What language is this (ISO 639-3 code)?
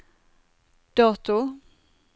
nor